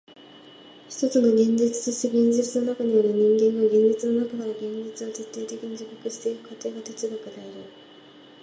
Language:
Japanese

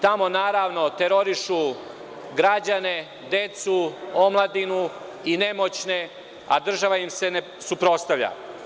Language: Serbian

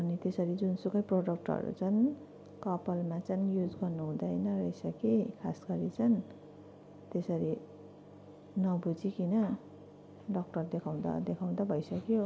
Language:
Nepali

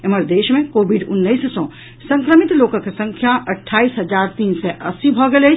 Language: Maithili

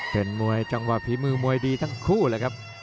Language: Thai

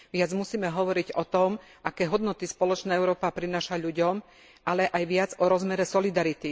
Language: Slovak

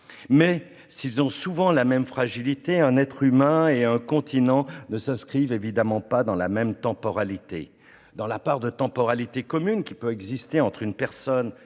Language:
French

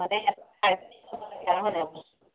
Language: Assamese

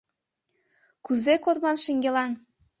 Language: Mari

